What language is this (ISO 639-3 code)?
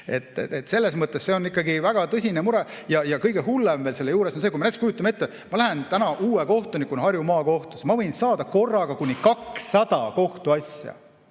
est